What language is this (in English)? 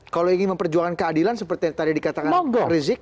Indonesian